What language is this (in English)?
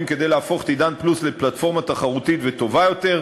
Hebrew